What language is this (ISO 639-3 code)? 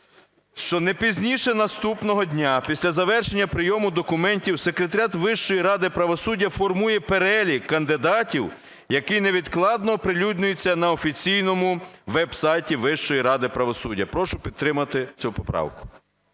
ukr